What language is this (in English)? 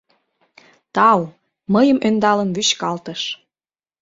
Mari